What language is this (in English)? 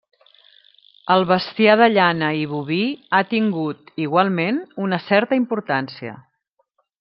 Catalan